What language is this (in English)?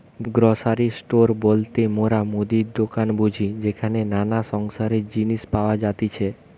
Bangla